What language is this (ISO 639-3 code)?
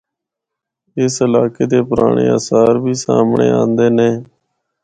hno